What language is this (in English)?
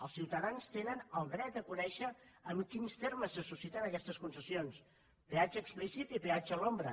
Catalan